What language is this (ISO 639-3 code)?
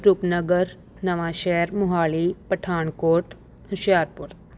pan